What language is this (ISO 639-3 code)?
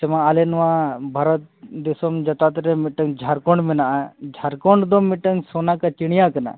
sat